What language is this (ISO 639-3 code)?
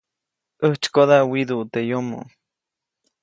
zoc